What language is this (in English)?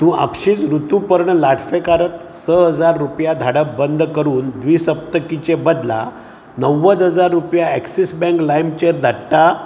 Konkani